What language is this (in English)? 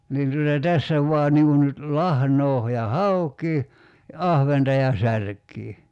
Finnish